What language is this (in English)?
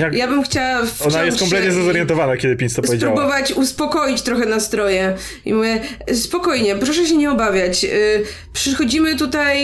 Polish